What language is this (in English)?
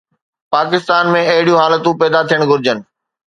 Sindhi